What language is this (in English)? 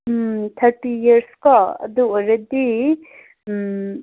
Manipuri